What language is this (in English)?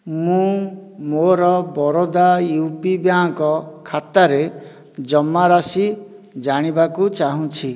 Odia